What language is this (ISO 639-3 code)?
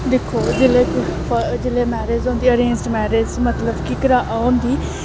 doi